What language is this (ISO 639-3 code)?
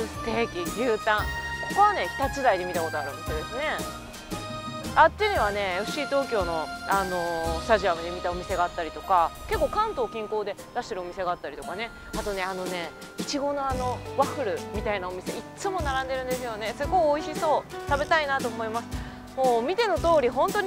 jpn